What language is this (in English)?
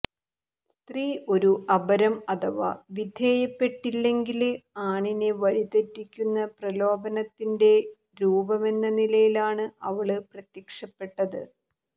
Malayalam